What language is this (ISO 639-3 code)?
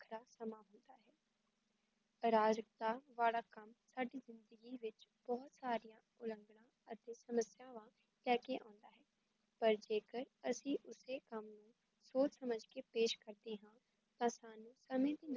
pan